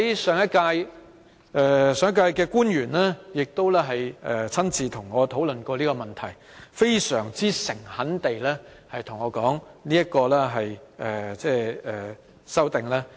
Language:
Cantonese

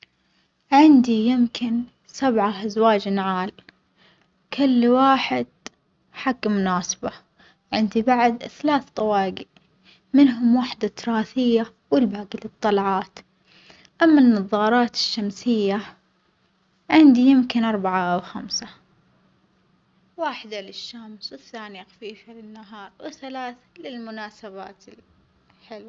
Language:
Omani Arabic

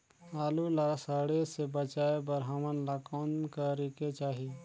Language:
Chhattisgarhi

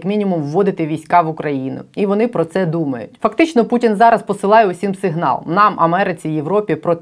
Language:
Ukrainian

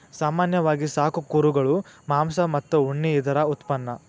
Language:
Kannada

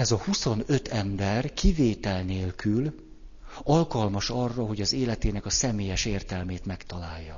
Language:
Hungarian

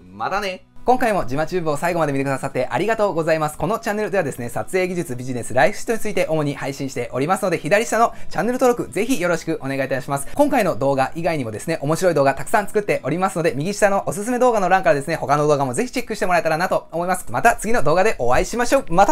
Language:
Japanese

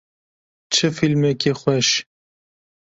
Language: Kurdish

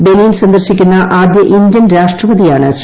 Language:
Malayalam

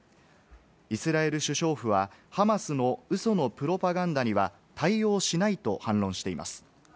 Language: Japanese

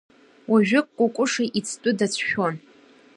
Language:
Abkhazian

